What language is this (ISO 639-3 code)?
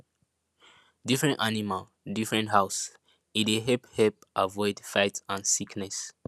pcm